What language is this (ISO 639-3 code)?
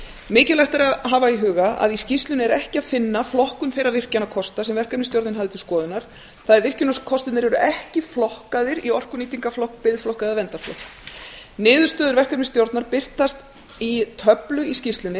isl